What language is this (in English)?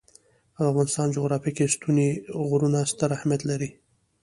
Pashto